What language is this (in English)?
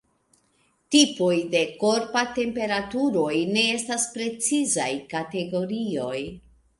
Esperanto